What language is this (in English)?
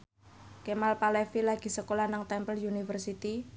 Javanese